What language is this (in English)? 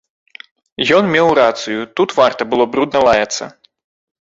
Belarusian